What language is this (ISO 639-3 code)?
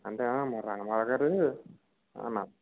tel